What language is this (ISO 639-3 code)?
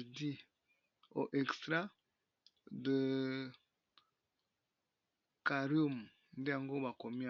lin